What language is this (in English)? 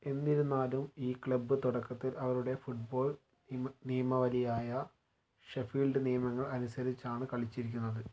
Malayalam